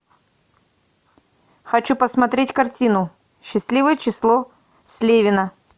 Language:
Russian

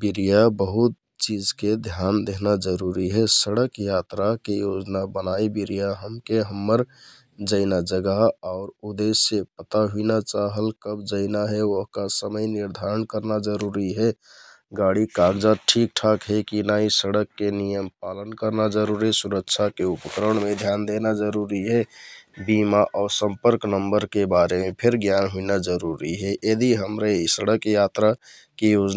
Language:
Kathoriya Tharu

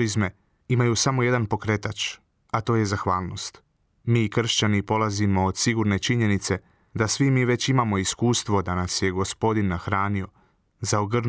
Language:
Croatian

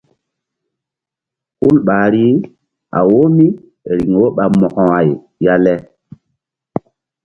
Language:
Mbum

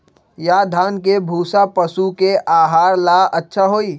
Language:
Magahi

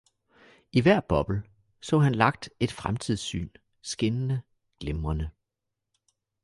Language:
Danish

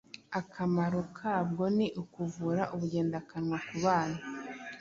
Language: Kinyarwanda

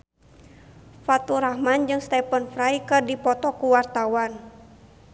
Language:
Sundanese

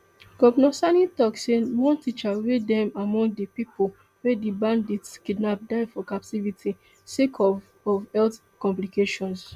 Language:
Nigerian Pidgin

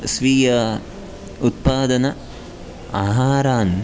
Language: Sanskrit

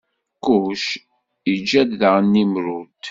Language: Kabyle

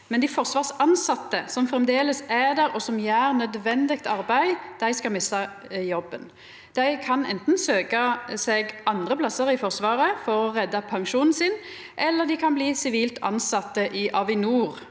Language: Norwegian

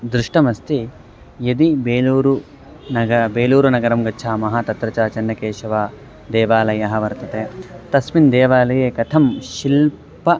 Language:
Sanskrit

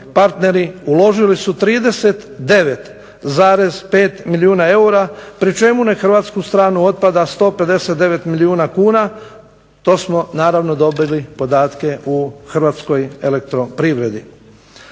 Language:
Croatian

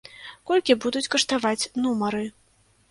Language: Belarusian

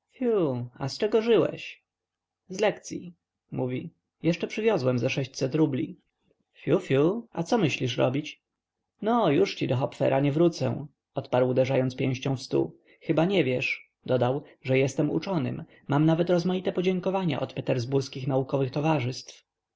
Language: Polish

